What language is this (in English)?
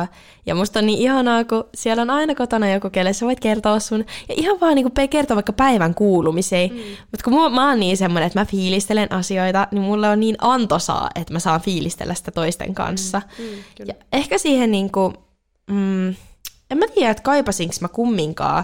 Finnish